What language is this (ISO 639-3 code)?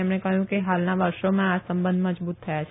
guj